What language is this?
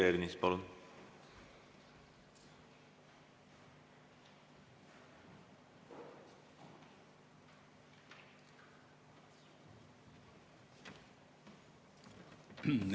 Estonian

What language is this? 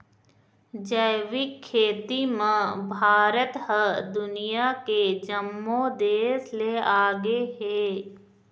Chhattisgarhi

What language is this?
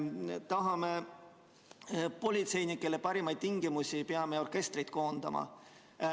Estonian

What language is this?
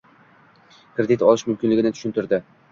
Uzbek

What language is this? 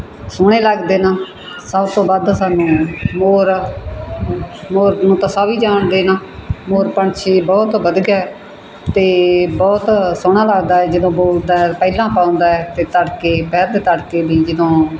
Punjabi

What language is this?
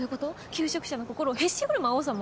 Japanese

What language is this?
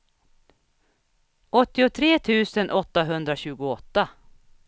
Swedish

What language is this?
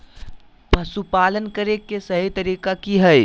Magahi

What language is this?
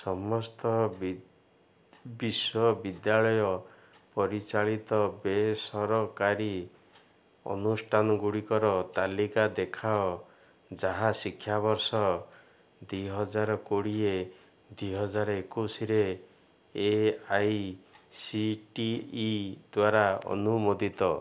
Odia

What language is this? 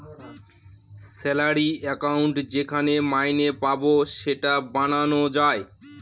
Bangla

